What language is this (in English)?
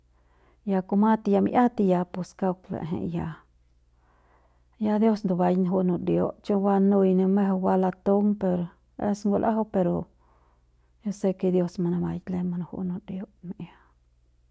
Central Pame